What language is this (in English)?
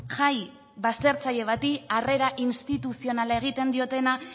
Basque